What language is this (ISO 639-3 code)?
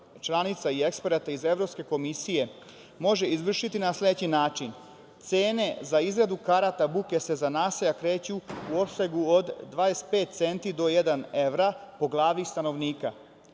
srp